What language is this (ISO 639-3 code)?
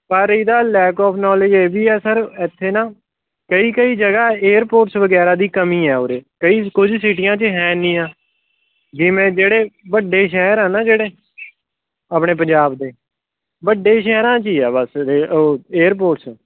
pan